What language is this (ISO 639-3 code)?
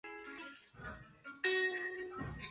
spa